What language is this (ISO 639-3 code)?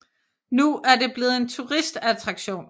dan